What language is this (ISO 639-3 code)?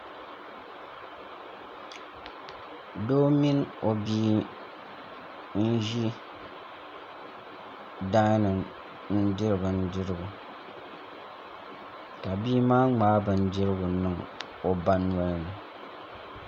dag